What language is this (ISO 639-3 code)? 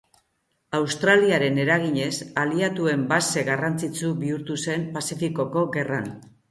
eus